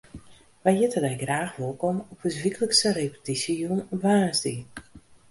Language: Western Frisian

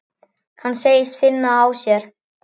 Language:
Icelandic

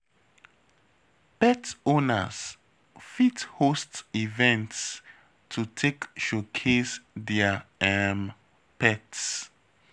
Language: Nigerian Pidgin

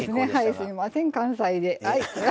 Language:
Japanese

